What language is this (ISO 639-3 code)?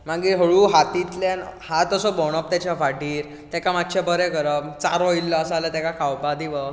kok